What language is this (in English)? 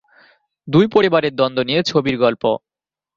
Bangla